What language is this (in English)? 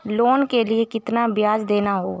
Hindi